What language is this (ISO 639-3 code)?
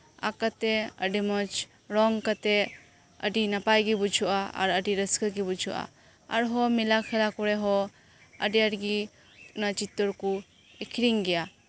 sat